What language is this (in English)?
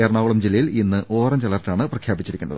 Malayalam